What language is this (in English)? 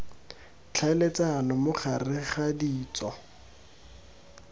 Tswana